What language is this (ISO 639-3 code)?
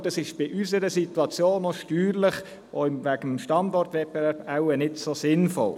gsw